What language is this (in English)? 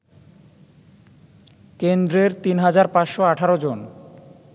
Bangla